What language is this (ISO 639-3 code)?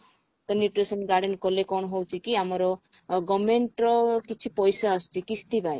ori